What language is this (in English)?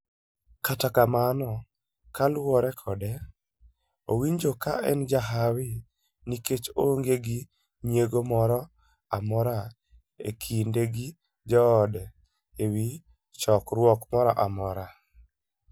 Luo (Kenya and Tanzania)